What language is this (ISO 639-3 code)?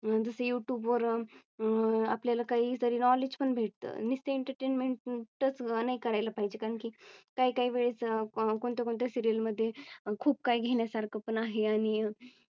mar